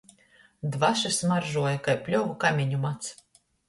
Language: Latgalian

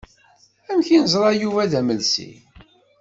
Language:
Kabyle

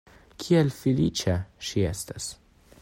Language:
Esperanto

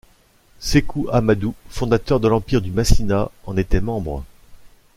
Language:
French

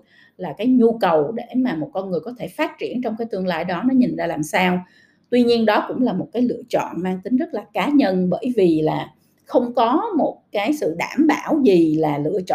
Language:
Vietnamese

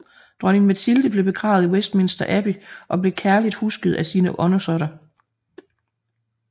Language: Danish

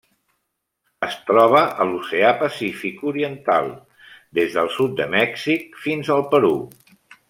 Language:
Catalan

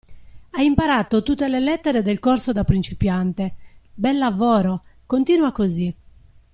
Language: Italian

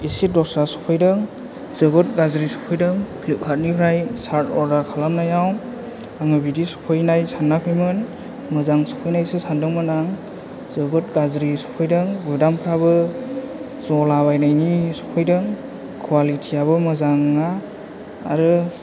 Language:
Bodo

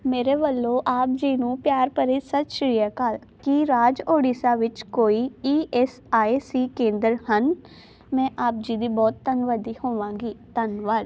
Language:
Punjabi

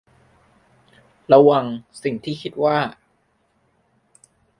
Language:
Thai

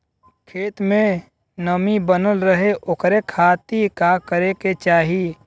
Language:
Bhojpuri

